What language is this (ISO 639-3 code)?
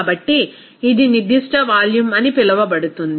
tel